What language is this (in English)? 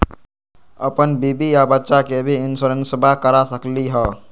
Magahi